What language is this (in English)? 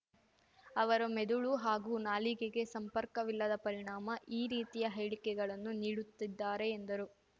Kannada